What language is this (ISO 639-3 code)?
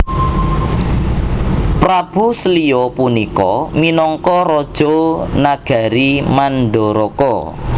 jav